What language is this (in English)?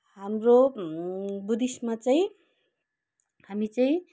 Nepali